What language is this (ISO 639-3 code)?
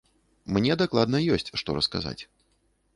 bel